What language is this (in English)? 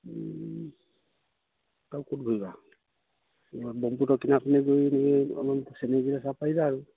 Assamese